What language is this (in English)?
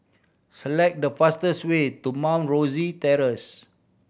English